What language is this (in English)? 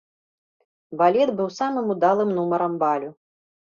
Belarusian